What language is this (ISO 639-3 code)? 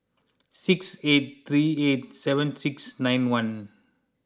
eng